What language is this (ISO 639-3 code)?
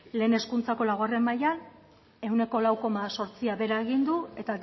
eus